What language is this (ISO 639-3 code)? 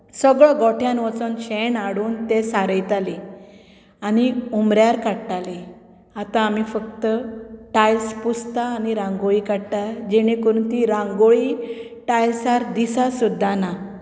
kok